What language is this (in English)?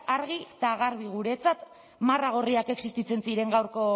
Basque